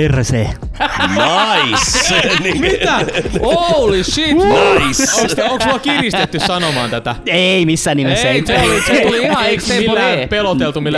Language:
Finnish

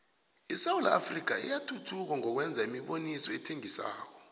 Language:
South Ndebele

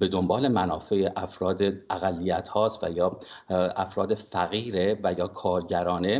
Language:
Persian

